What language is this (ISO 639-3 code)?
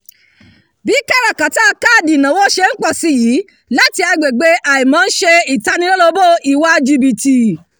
yor